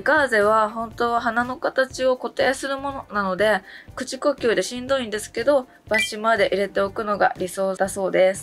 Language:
Japanese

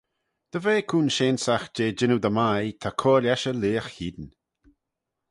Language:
Manx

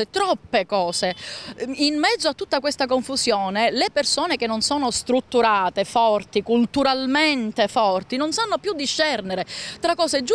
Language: Italian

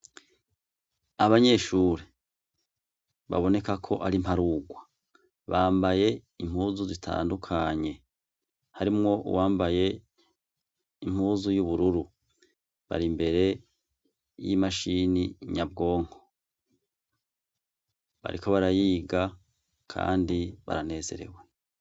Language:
Rundi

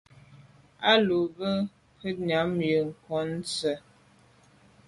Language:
Medumba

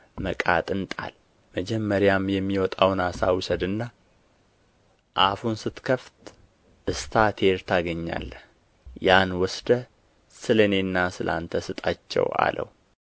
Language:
Amharic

